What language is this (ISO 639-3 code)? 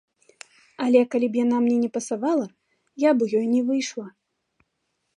bel